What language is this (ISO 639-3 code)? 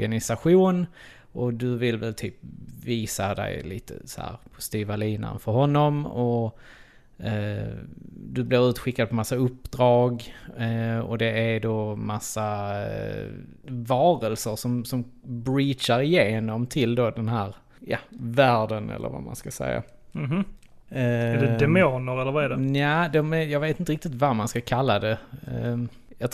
swe